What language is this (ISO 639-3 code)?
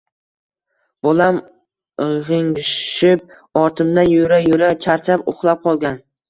uzb